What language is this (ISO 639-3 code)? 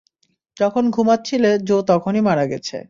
ben